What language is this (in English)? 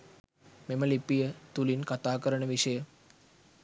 Sinhala